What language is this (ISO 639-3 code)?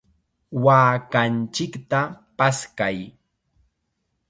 qxa